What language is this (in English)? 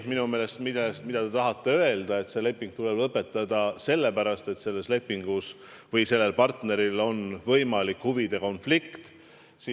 Estonian